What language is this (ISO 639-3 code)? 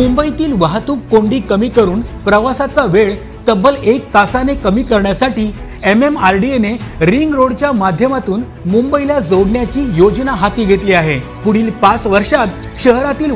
mar